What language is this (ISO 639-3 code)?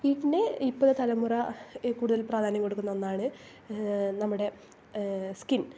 mal